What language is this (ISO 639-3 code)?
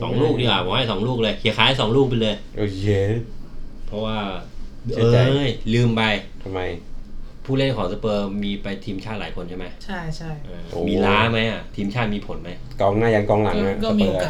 tha